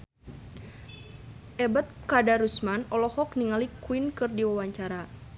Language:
Sundanese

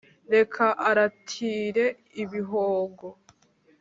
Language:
Kinyarwanda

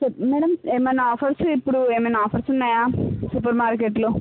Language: Telugu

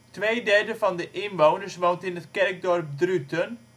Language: Dutch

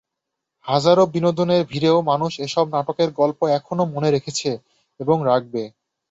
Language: Bangla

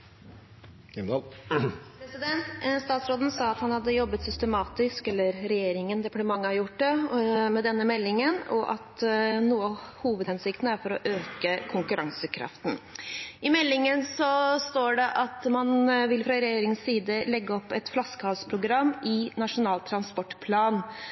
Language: Norwegian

